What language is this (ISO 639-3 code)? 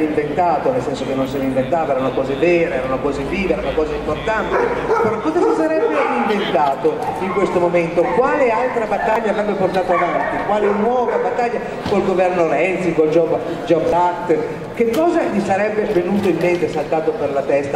ita